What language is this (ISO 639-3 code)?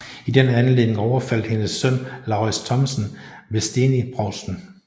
dan